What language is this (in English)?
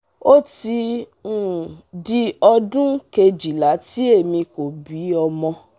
Yoruba